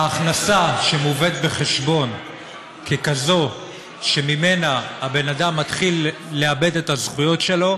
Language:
Hebrew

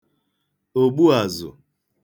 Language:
Igbo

